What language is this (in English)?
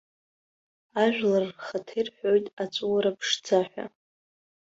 Abkhazian